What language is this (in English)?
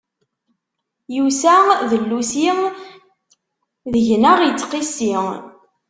Kabyle